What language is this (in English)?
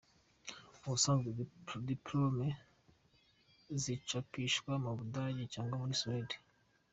Kinyarwanda